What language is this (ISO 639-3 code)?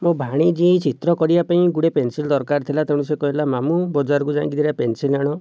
ori